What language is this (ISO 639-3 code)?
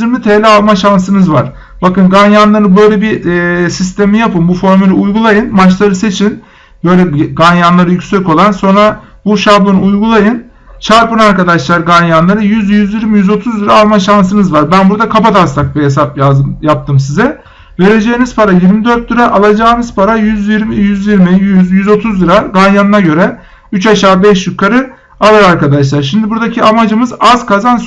tur